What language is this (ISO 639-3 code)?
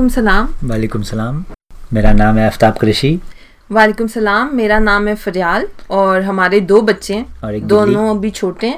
hin